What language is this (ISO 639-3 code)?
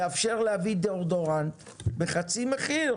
heb